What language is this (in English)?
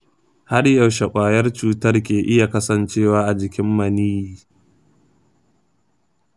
Hausa